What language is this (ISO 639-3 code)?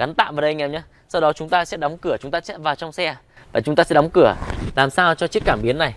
vie